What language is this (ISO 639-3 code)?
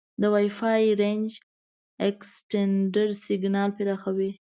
pus